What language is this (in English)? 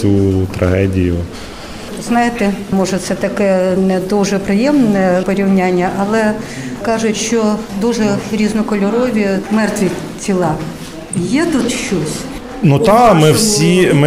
Ukrainian